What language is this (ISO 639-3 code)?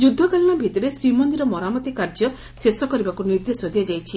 ori